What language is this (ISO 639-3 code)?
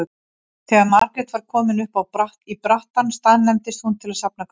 isl